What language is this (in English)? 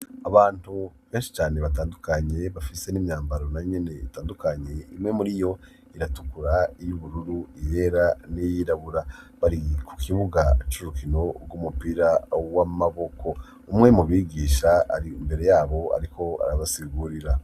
Rundi